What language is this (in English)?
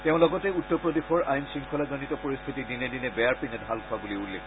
Assamese